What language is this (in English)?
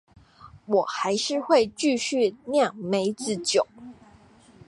Chinese